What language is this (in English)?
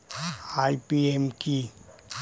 Bangla